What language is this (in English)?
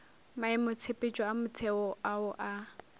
Northern Sotho